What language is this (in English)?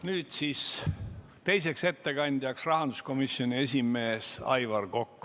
Estonian